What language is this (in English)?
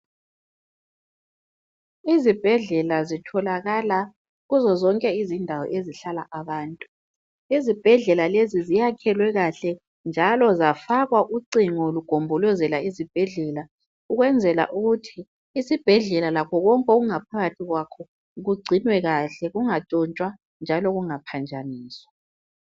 North Ndebele